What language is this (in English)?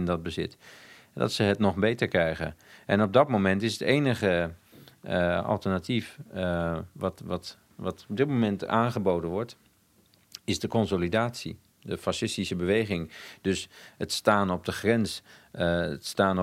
Dutch